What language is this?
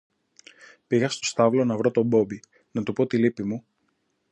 Greek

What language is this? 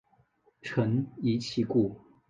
Chinese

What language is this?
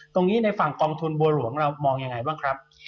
Thai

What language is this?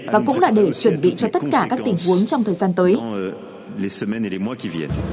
Vietnamese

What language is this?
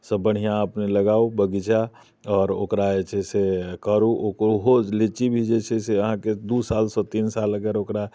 Maithili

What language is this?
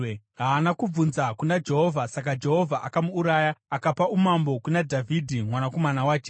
Shona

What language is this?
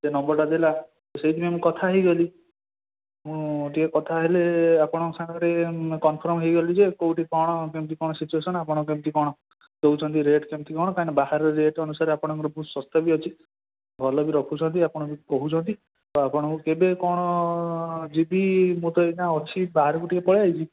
Odia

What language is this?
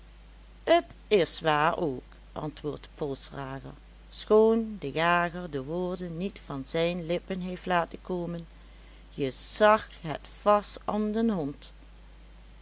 Dutch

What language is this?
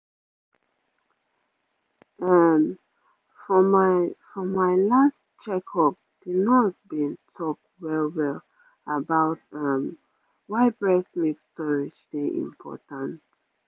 Nigerian Pidgin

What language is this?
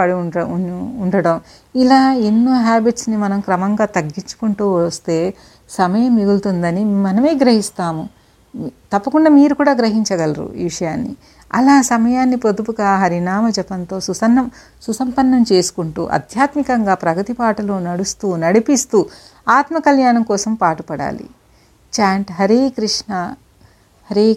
Telugu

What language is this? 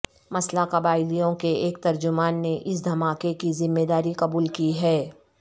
Urdu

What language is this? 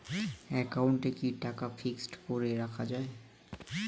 Bangla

